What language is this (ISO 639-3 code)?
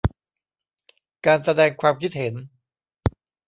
tha